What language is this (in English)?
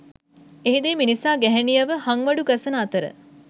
Sinhala